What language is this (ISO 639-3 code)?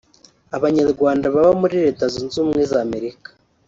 kin